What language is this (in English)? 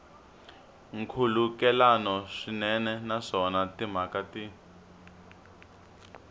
Tsonga